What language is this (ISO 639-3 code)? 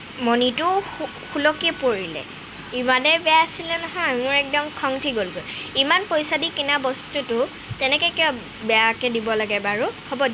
asm